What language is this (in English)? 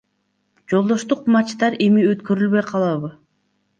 Kyrgyz